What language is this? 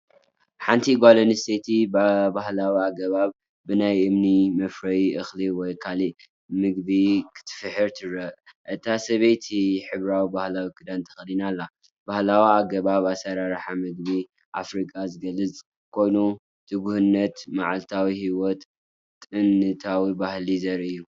Tigrinya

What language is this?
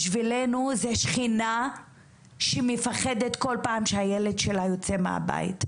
Hebrew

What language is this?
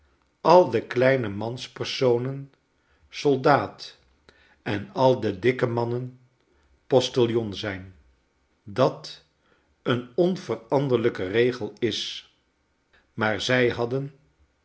Dutch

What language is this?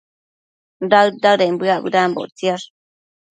Matsés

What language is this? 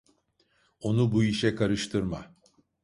Turkish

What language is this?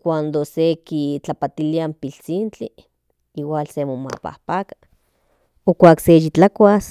Central Nahuatl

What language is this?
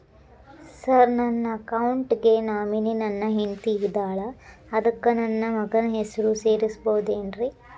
Kannada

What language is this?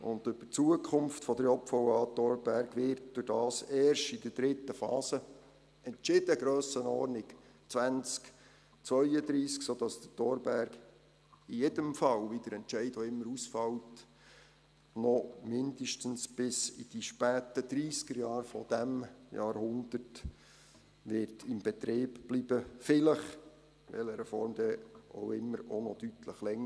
Swiss German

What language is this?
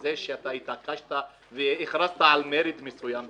Hebrew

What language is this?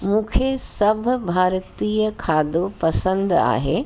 Sindhi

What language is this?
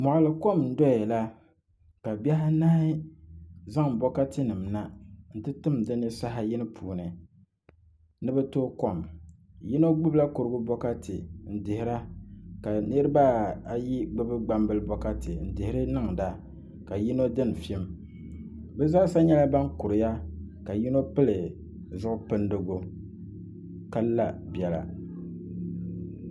Dagbani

